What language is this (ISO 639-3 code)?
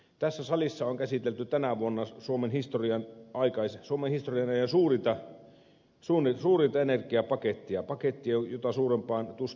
fin